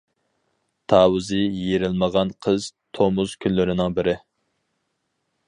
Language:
Uyghur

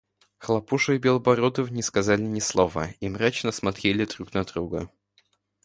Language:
Russian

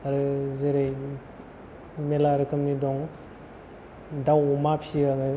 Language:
Bodo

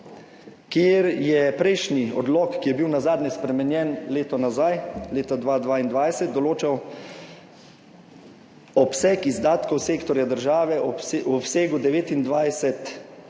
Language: Slovenian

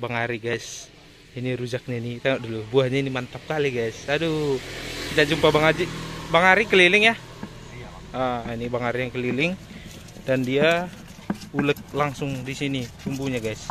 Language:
Indonesian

